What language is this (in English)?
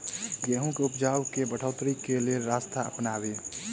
Maithili